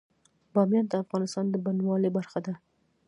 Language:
Pashto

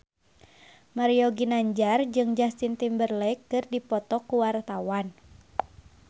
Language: Sundanese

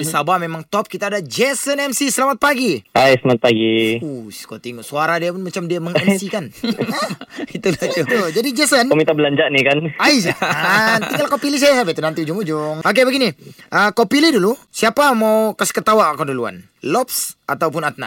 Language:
Malay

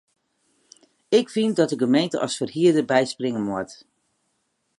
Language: Western Frisian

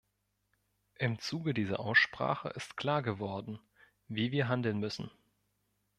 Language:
German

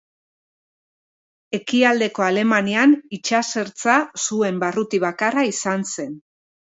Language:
Basque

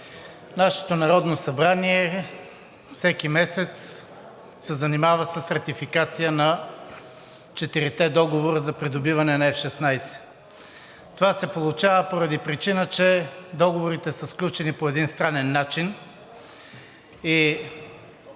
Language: Bulgarian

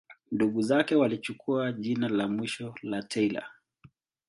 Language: Swahili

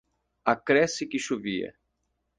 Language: Portuguese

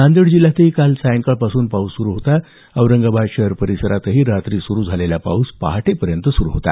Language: Marathi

